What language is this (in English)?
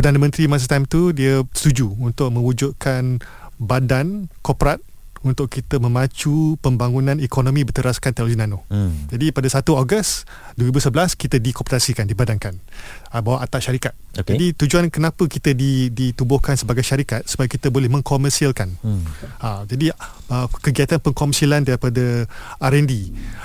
Malay